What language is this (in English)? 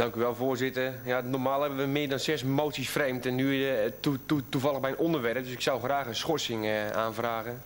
Dutch